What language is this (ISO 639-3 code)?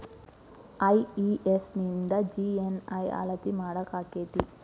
kan